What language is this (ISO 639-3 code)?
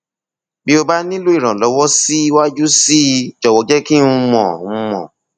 yor